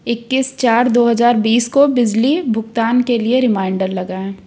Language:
Hindi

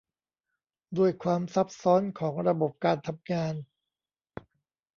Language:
Thai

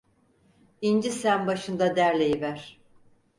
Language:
Turkish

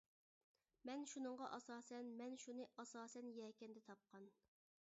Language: Uyghur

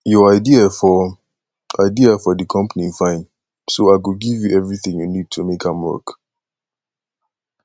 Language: Nigerian Pidgin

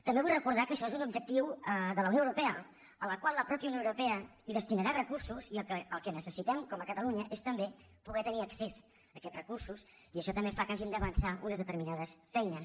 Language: Catalan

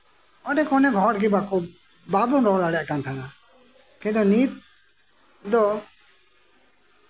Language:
Santali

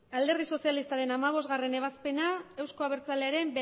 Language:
Basque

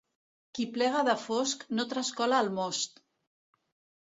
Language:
Catalan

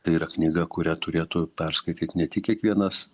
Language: Lithuanian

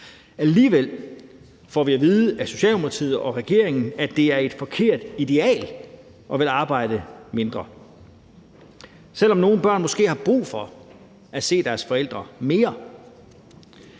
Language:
Danish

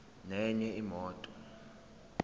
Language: Zulu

